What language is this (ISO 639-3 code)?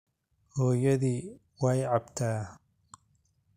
som